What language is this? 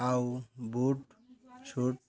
Odia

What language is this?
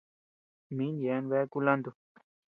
Tepeuxila Cuicatec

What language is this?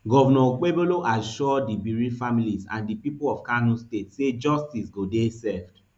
Nigerian Pidgin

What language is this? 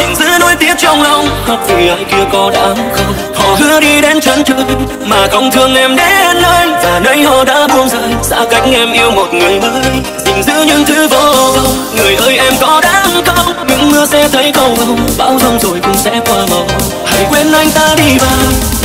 Vietnamese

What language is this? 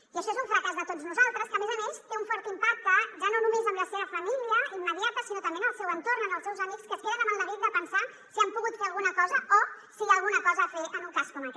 Catalan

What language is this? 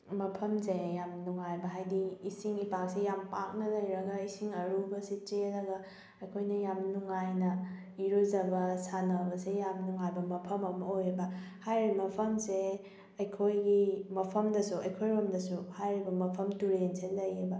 Manipuri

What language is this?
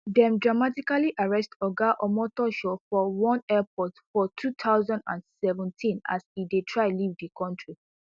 Nigerian Pidgin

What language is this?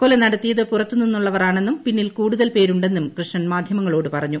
Malayalam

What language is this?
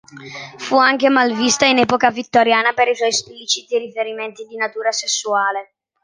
Italian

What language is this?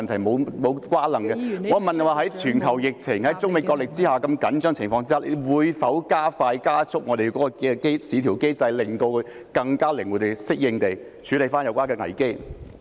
Cantonese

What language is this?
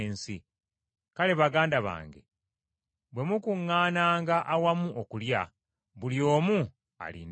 Ganda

